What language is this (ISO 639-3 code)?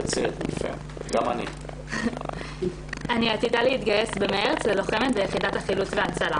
heb